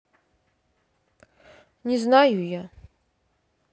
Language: Russian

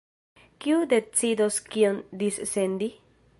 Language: Esperanto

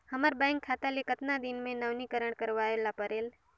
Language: Chhattisgarhi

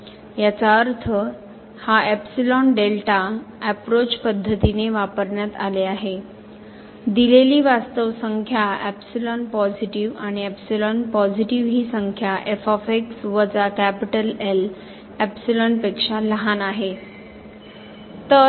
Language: Marathi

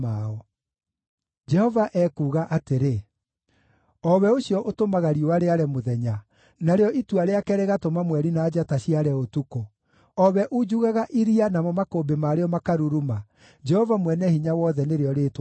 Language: Kikuyu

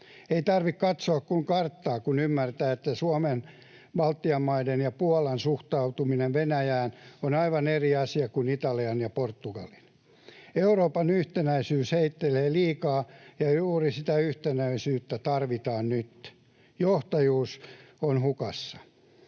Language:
Finnish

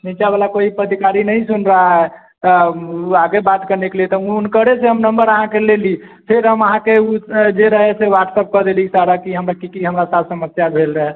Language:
Maithili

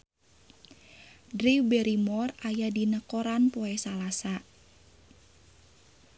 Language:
Sundanese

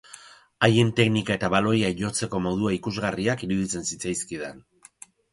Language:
Basque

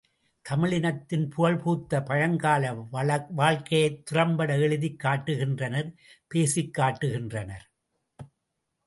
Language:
Tamil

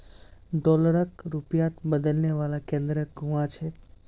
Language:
Magahi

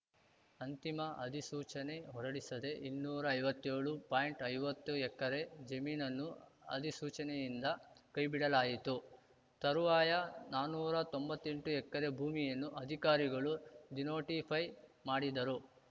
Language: Kannada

